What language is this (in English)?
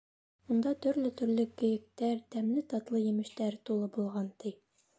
Bashkir